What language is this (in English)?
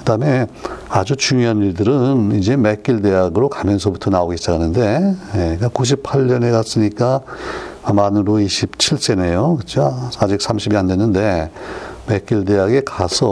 Korean